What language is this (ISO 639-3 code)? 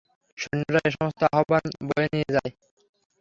ben